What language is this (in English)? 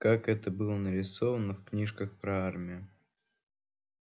Russian